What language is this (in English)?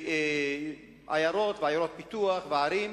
Hebrew